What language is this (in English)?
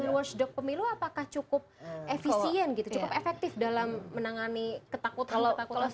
Indonesian